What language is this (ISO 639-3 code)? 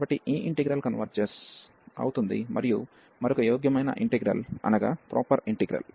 tel